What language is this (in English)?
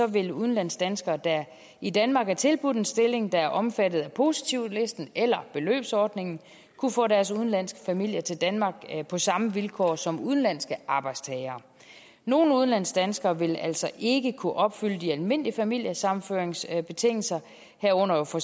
Danish